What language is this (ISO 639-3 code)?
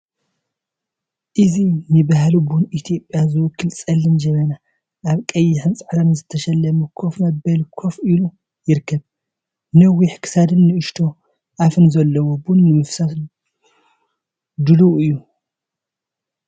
tir